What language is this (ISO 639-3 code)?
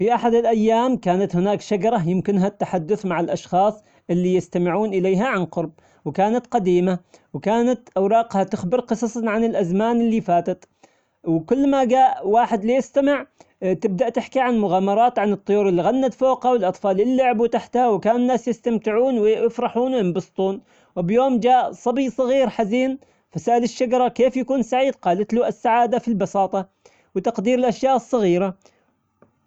acx